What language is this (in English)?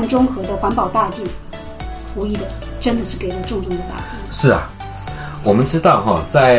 Chinese